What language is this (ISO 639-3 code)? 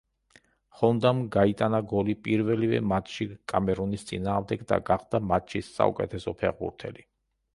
kat